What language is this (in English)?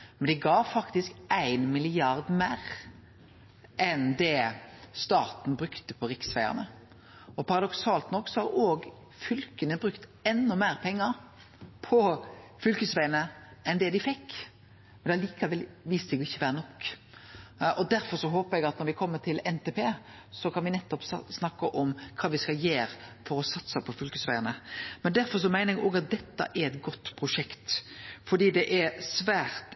Norwegian Nynorsk